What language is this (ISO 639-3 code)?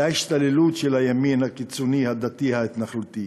heb